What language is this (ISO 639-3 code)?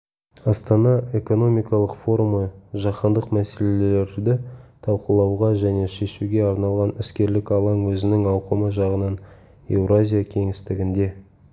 kaz